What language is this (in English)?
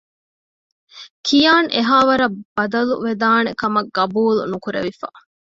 Divehi